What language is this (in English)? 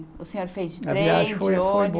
Portuguese